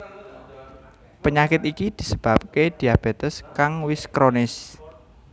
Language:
Javanese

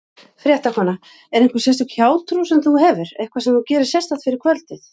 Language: Icelandic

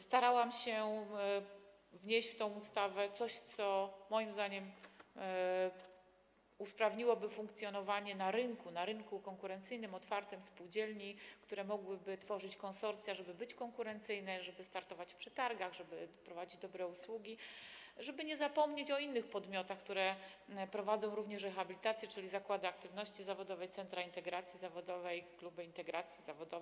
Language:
Polish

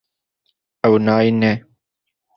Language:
Kurdish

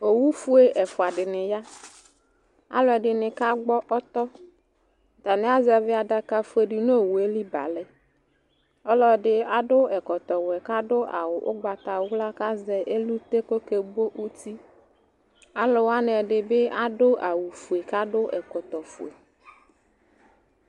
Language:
Ikposo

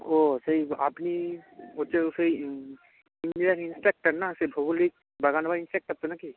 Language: Bangla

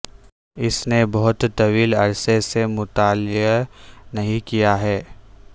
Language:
Urdu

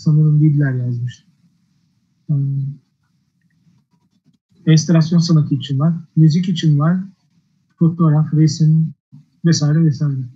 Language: Turkish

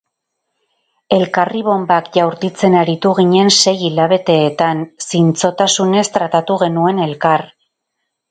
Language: Basque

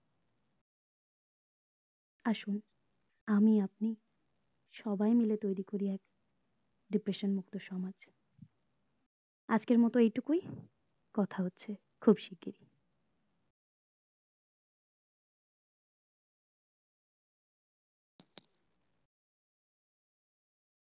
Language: Bangla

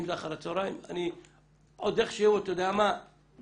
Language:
Hebrew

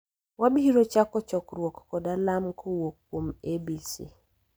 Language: Luo (Kenya and Tanzania)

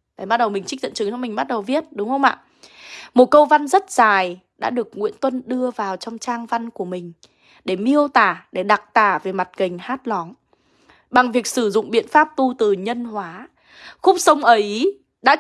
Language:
Vietnamese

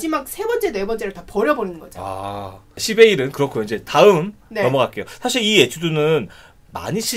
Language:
Korean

